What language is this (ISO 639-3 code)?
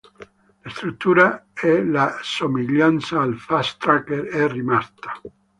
ita